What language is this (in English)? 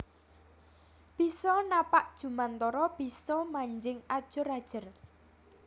Javanese